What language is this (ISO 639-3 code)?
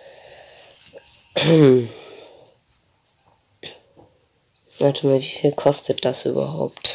deu